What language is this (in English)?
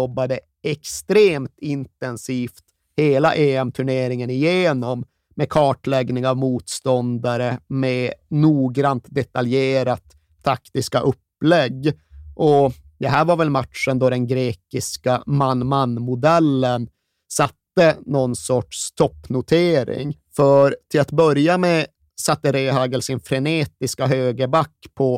Swedish